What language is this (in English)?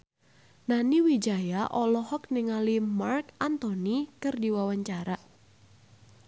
Sundanese